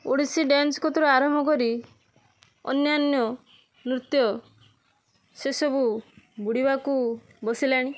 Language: Odia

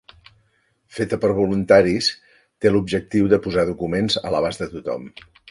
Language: Catalan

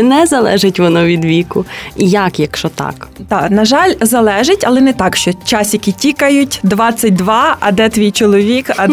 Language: Ukrainian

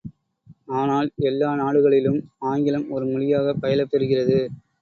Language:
Tamil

